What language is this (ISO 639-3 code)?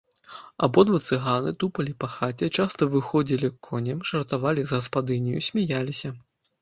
bel